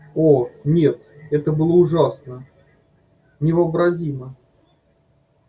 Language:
Russian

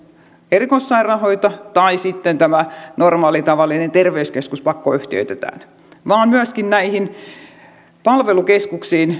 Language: Finnish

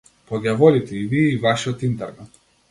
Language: Macedonian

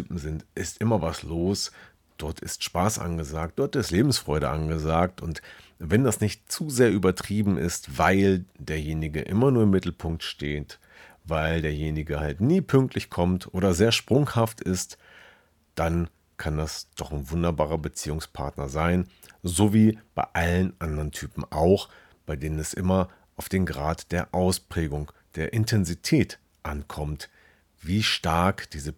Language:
German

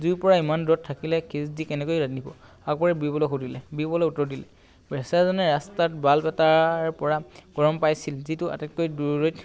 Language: Assamese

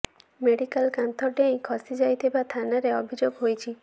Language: Odia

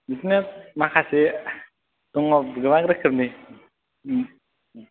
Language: Bodo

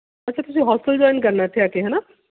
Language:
Punjabi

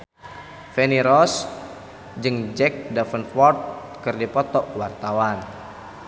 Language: Sundanese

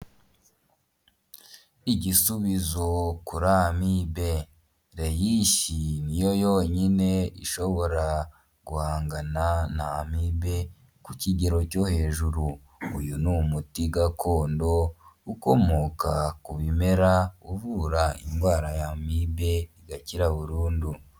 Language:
Kinyarwanda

